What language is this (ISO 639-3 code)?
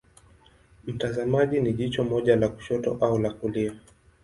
swa